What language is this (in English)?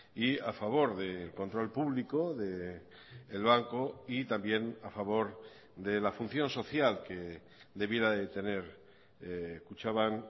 Spanish